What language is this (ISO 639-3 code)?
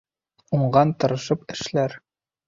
bak